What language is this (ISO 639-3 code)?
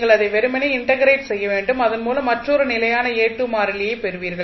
tam